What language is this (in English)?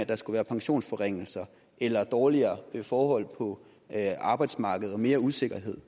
Danish